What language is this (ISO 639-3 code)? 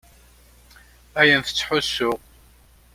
kab